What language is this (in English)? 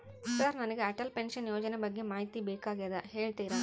Kannada